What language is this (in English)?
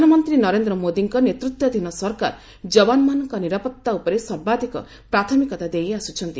Odia